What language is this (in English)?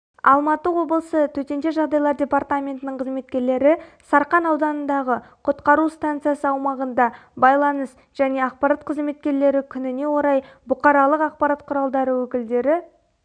Kazakh